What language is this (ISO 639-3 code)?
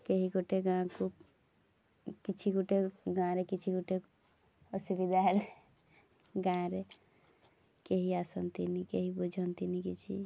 ori